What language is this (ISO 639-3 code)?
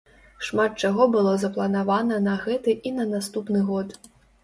bel